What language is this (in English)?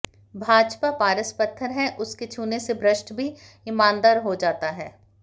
Hindi